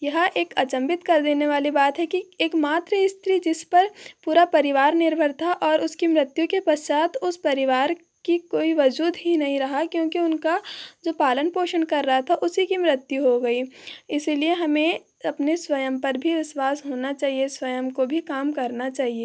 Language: Hindi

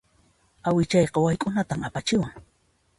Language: Puno Quechua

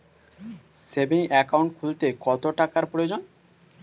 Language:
Bangla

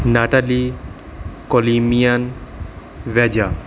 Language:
Punjabi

